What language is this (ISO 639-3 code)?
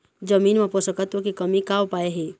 hne